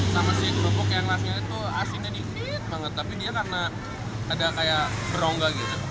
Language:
Indonesian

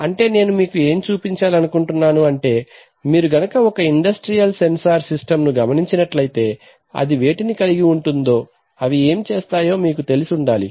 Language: Telugu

